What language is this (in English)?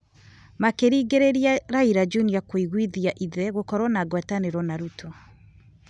Kikuyu